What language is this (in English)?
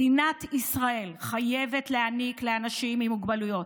Hebrew